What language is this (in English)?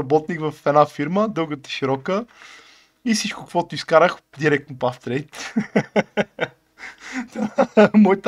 Bulgarian